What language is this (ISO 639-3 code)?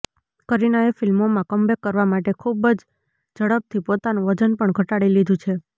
guj